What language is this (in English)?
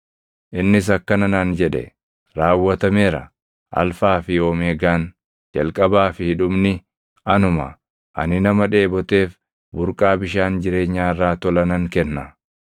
Oromo